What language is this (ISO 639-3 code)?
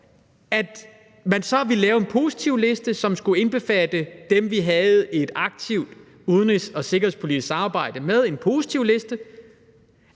dan